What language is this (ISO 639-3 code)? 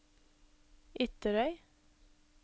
nor